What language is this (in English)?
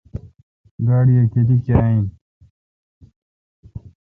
Kalkoti